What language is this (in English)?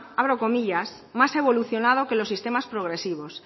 Spanish